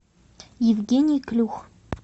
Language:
Russian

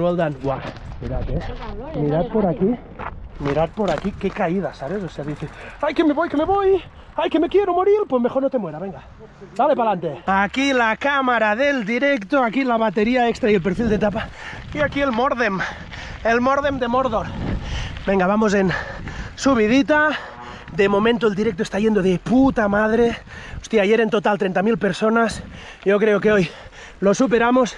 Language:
Spanish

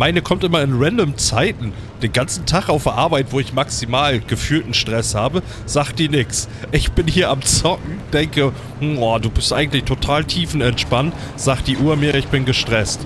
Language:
German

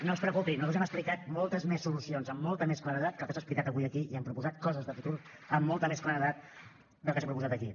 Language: Catalan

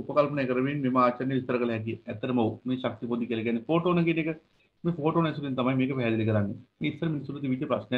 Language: Hindi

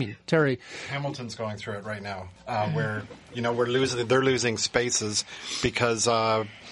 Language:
English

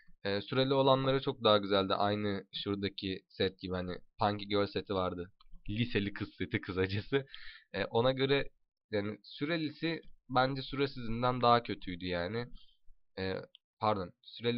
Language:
Turkish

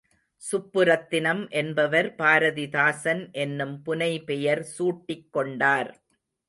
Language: Tamil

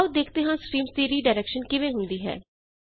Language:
Punjabi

